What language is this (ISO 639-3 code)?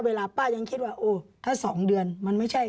tha